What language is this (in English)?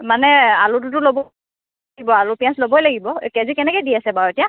Assamese